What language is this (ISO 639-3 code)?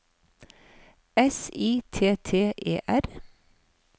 nor